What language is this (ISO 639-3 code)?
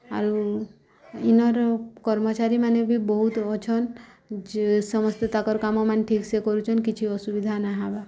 ori